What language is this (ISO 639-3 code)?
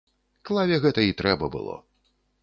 bel